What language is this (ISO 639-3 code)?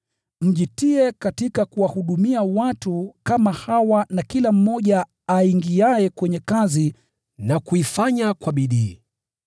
swa